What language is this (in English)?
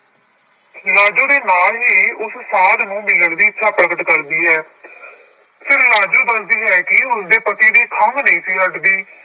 Punjabi